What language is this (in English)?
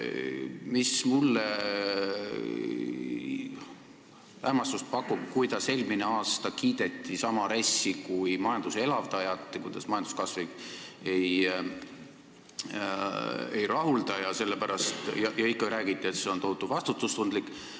Estonian